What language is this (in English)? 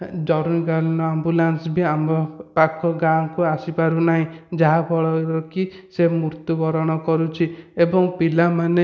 Odia